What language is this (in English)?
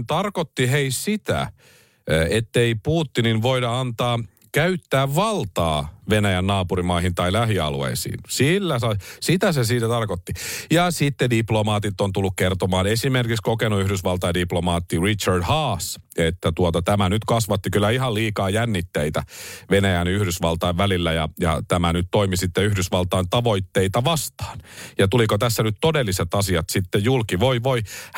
Finnish